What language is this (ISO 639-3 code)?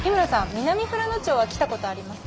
jpn